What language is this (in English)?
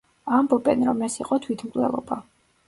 Georgian